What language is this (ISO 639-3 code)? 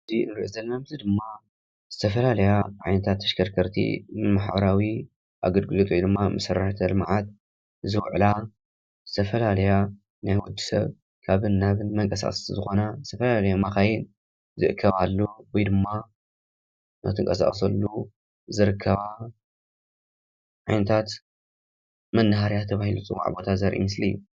tir